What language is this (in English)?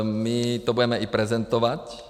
Czech